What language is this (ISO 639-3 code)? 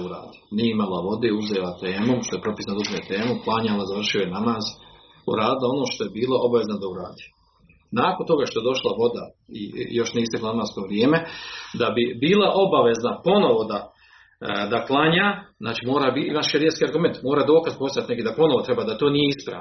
hrv